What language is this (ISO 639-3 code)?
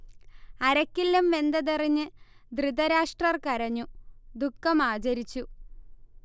mal